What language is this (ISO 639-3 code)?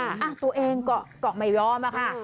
tha